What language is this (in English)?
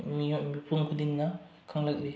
Manipuri